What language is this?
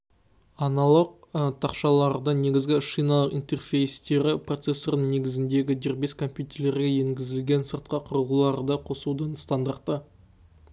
Kazakh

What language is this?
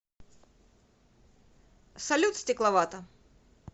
Russian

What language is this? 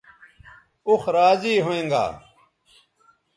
Bateri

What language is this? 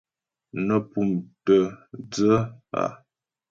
Ghomala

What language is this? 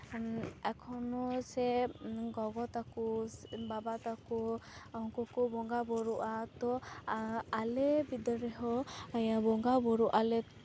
Santali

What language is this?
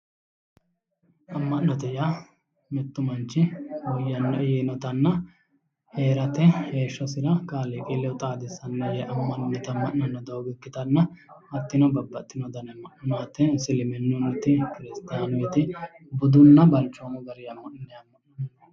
Sidamo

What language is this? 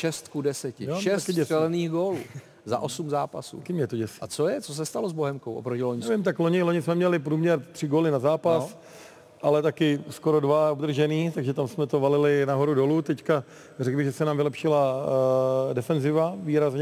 Czech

